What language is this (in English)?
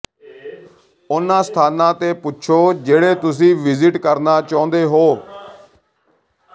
Punjabi